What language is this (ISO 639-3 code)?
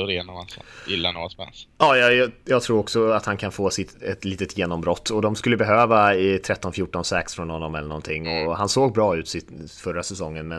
swe